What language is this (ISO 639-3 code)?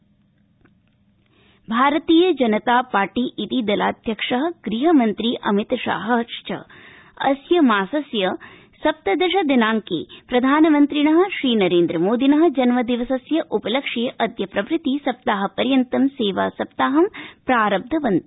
san